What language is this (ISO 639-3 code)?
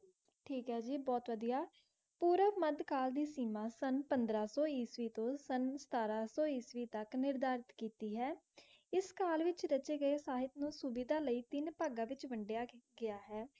pan